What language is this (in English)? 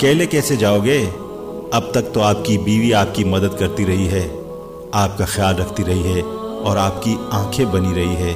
Urdu